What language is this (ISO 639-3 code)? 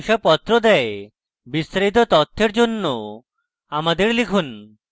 ben